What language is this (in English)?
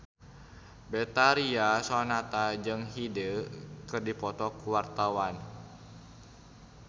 Sundanese